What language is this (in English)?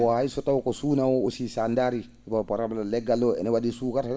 Fula